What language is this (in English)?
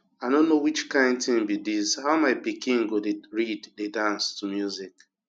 Nigerian Pidgin